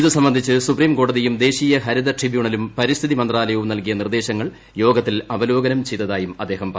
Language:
Malayalam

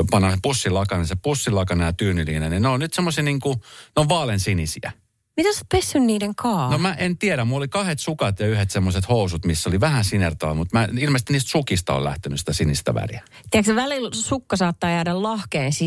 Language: Finnish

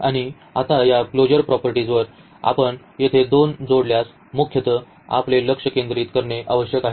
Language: Marathi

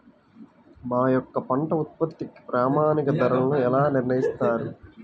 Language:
Telugu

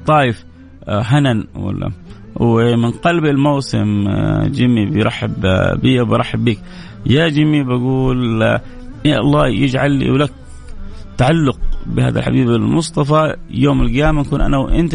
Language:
Arabic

